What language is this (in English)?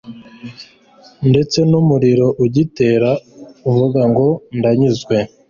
Kinyarwanda